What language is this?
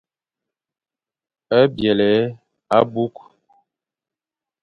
Fang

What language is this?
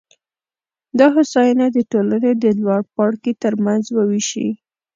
Pashto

